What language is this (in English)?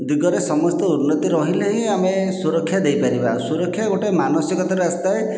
Odia